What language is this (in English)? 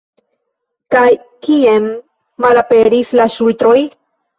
Esperanto